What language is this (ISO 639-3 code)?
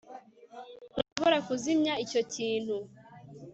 kin